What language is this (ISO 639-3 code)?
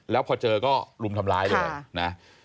tha